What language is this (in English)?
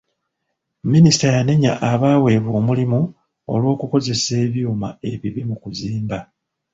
Ganda